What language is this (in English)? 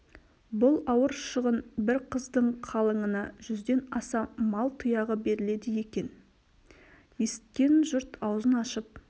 Kazakh